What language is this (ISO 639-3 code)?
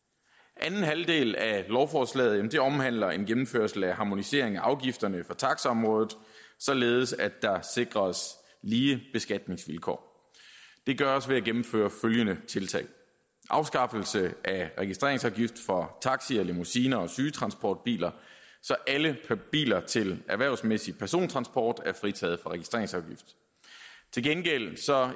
dan